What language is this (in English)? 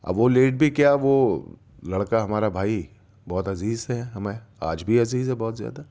Urdu